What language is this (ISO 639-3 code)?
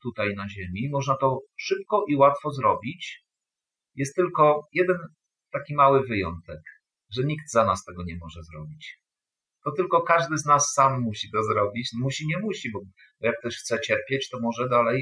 pol